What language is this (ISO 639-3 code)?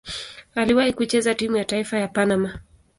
swa